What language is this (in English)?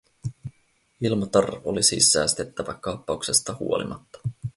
Finnish